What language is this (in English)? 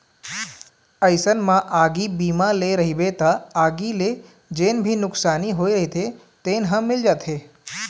Chhattisgarhi